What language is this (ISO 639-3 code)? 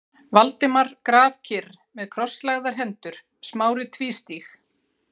isl